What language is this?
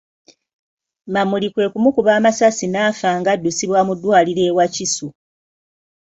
Ganda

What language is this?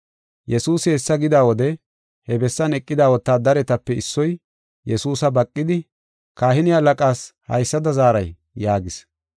Gofa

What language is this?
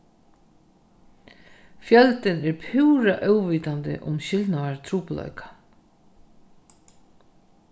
Faroese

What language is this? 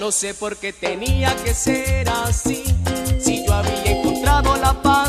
Spanish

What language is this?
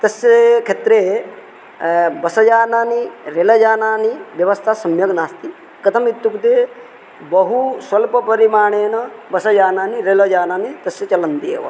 Sanskrit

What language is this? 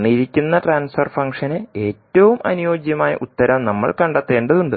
Malayalam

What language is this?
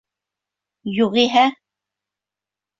Bashkir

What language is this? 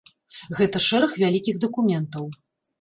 Belarusian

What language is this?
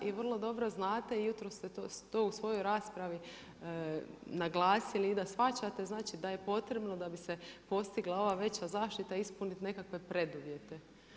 Croatian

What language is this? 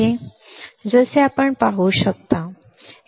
Marathi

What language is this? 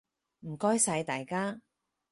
Cantonese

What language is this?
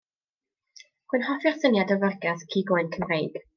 Welsh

